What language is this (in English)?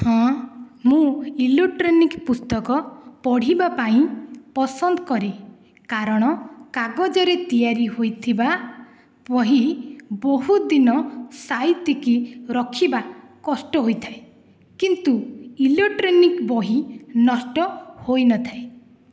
Odia